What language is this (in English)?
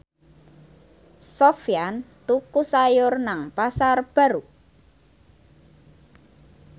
Javanese